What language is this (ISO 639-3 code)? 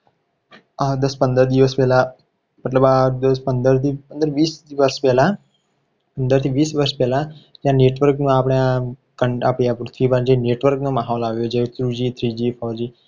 guj